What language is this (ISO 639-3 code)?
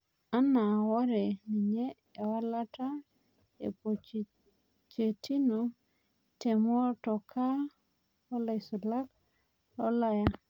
mas